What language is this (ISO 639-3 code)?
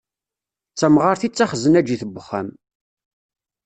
kab